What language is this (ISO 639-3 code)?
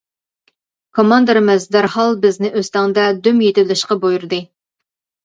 uig